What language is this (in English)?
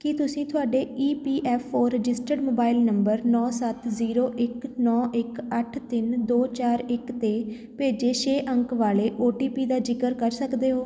Punjabi